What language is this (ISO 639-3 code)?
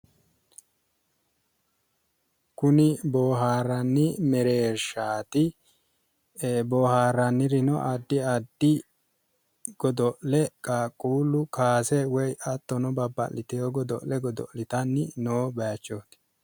sid